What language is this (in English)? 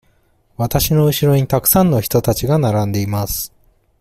Japanese